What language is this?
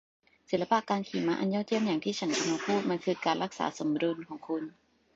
Thai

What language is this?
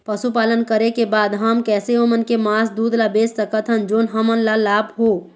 Chhattisgarhi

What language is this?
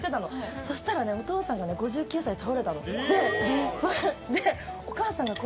Japanese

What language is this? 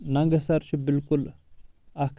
Kashmiri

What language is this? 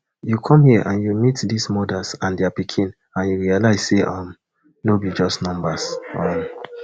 Nigerian Pidgin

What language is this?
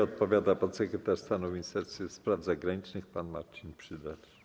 Polish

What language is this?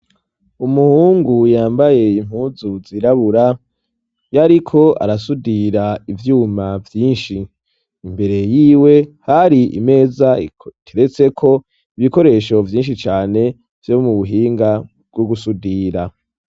Rundi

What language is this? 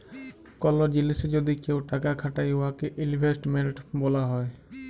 Bangla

